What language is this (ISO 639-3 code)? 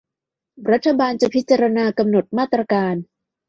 tha